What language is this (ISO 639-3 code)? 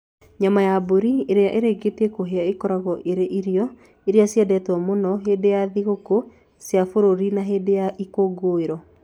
kik